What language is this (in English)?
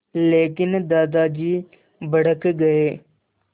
Hindi